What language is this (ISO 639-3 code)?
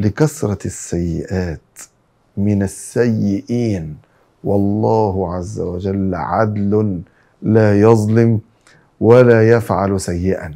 ara